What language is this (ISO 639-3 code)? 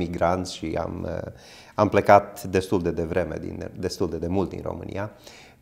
ron